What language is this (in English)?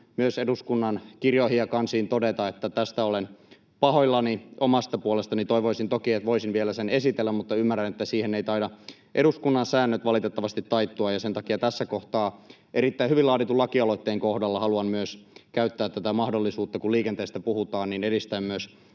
Finnish